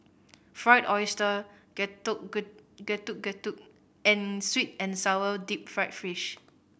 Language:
English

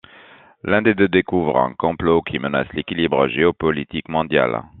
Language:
French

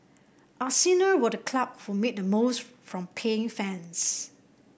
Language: English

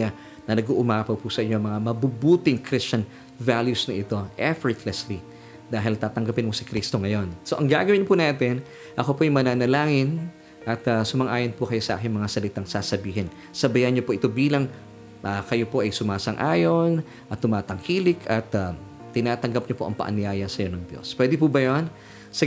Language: Filipino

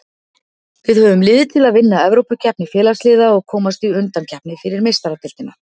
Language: Icelandic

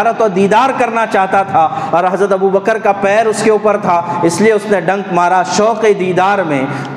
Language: Urdu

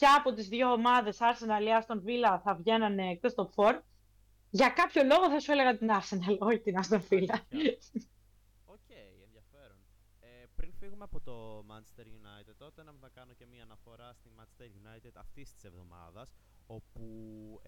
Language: Greek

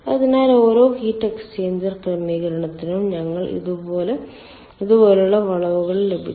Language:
Malayalam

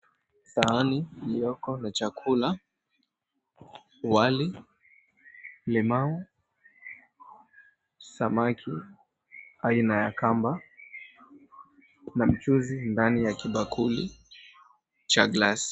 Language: Swahili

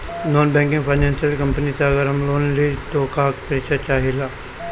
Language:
Bhojpuri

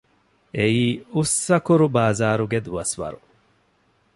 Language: Divehi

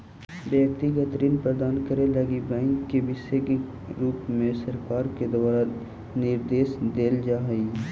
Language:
Magahi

